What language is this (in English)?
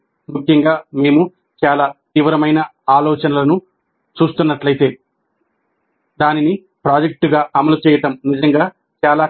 Telugu